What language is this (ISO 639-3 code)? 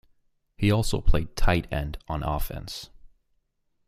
eng